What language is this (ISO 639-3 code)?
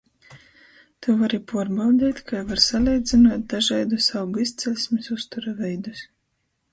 ltg